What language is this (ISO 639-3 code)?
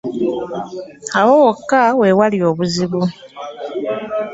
lug